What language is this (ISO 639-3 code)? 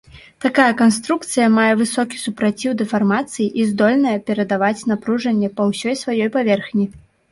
bel